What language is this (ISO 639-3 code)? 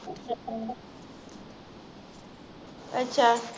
pan